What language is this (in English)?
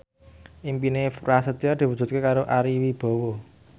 Javanese